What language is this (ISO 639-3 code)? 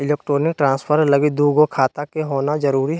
mag